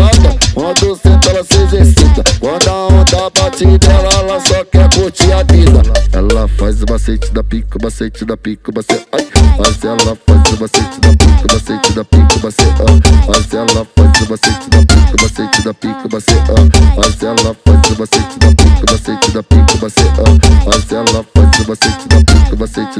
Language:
Romanian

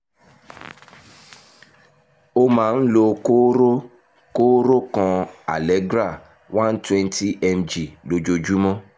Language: Yoruba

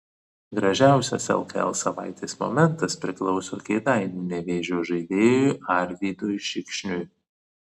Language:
Lithuanian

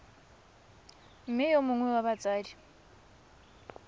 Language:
Tswana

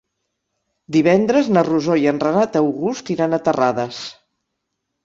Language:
Catalan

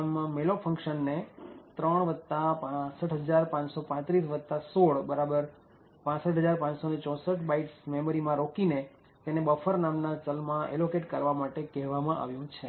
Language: Gujarati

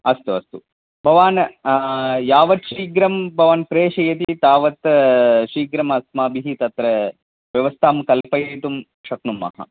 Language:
Sanskrit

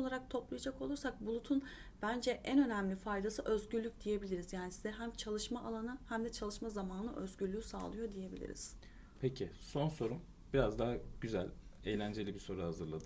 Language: Turkish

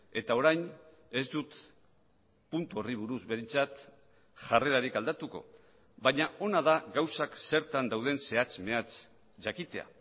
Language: Basque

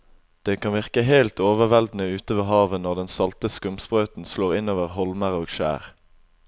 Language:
Norwegian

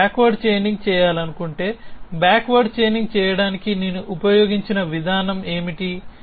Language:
Telugu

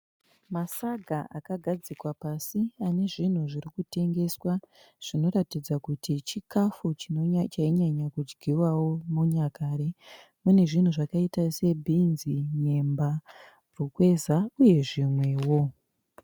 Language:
Shona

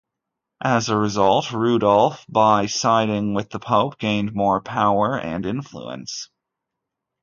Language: English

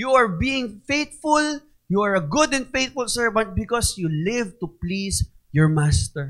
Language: Filipino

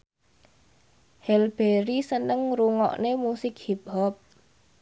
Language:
Javanese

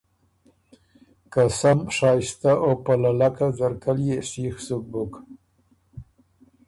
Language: Ormuri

